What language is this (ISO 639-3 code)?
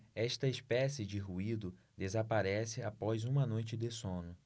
por